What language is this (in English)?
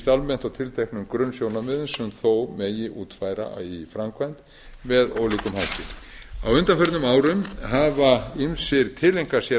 Icelandic